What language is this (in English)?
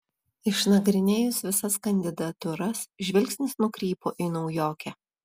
Lithuanian